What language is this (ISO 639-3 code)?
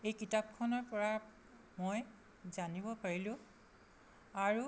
asm